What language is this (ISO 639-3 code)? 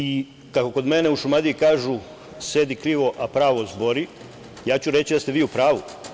srp